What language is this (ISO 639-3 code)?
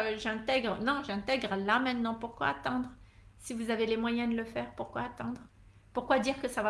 fra